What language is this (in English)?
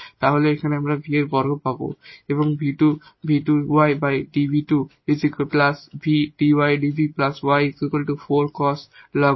Bangla